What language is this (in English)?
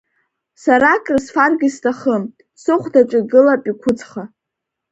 Abkhazian